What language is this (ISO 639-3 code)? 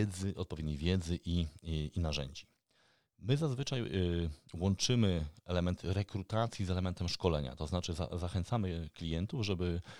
pol